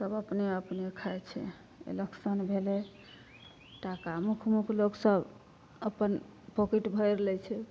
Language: Maithili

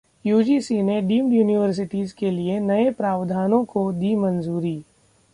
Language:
Hindi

